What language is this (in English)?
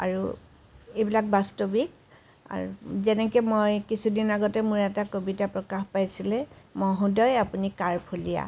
Assamese